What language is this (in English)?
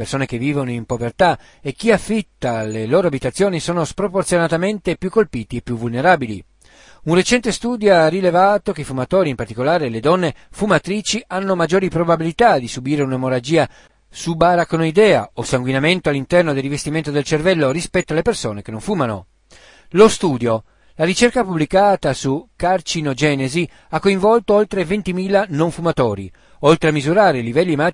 Italian